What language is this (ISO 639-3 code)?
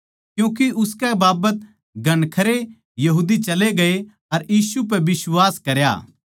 bgc